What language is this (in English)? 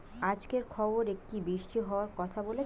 Bangla